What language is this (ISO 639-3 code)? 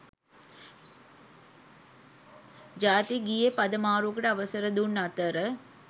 sin